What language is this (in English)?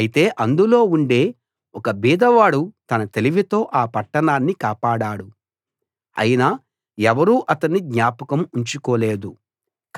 Telugu